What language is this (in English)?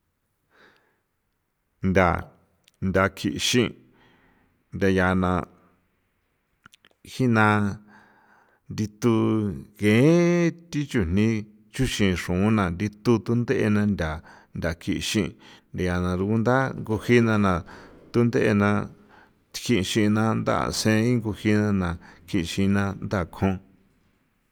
San Felipe Otlaltepec Popoloca